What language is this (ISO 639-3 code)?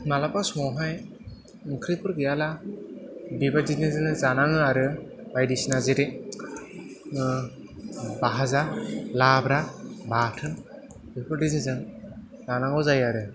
brx